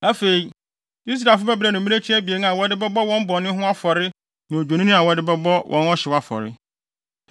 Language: Akan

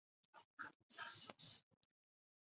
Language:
Chinese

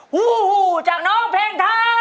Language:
Thai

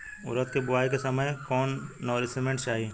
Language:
Bhojpuri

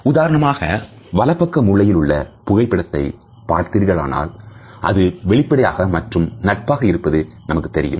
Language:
Tamil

